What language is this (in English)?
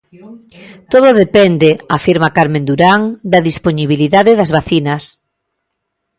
Galician